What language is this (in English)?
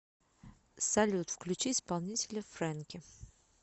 Russian